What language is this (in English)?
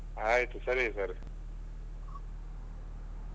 Kannada